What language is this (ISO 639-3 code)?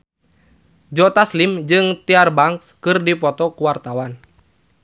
sun